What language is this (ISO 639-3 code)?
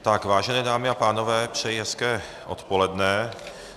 ces